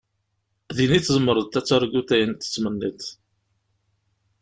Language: Kabyle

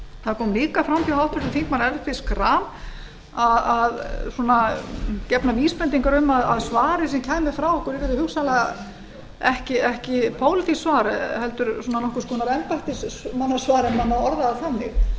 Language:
Icelandic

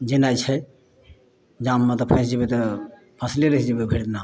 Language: Maithili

